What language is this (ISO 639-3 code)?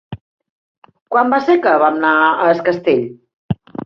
cat